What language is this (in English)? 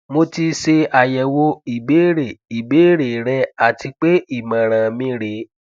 Yoruba